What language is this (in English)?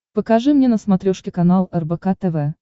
Russian